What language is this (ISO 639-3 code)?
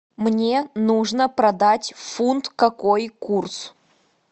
rus